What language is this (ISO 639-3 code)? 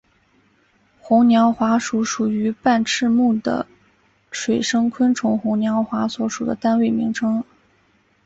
zho